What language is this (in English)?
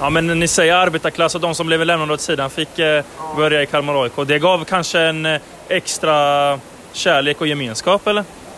Swedish